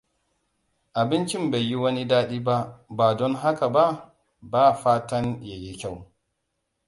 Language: Hausa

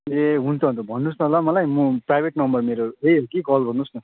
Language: Nepali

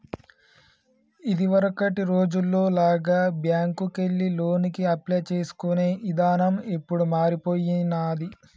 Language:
Telugu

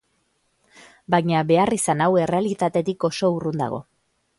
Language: Basque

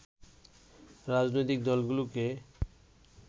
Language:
Bangla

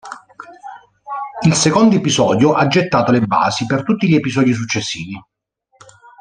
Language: Italian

